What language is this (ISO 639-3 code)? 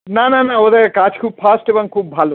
ben